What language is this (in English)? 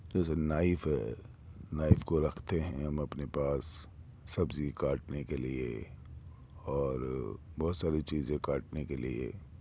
Urdu